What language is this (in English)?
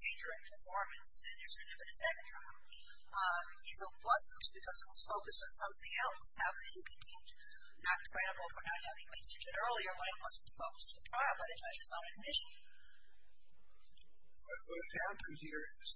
English